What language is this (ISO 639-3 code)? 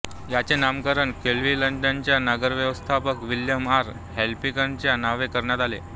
mar